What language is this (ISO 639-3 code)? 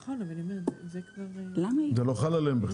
heb